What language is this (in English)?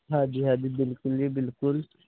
Punjabi